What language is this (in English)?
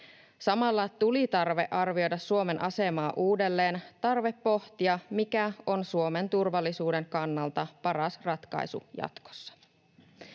Finnish